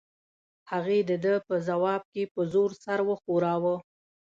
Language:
Pashto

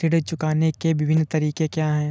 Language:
Hindi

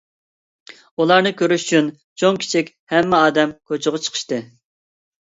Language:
Uyghur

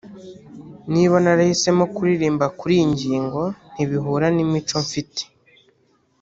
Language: Kinyarwanda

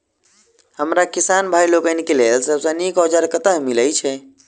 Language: Maithili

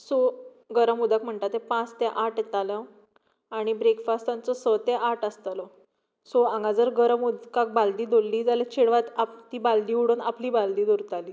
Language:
Konkani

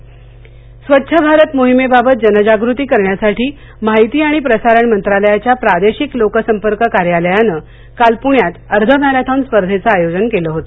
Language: Marathi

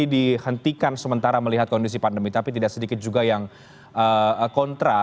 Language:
Indonesian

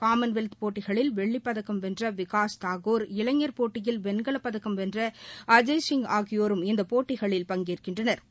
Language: Tamil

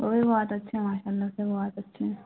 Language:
Urdu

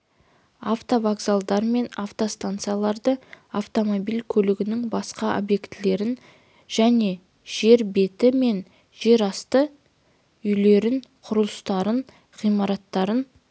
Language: Kazakh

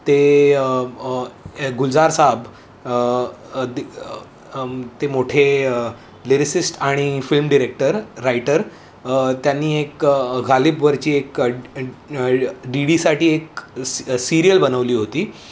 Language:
Marathi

